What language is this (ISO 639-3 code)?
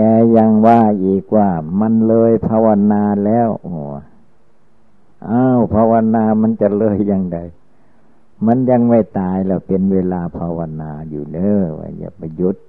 tha